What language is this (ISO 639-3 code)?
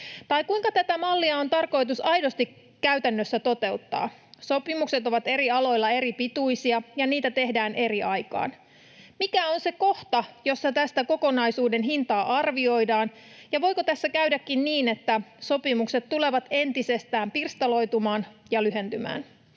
fin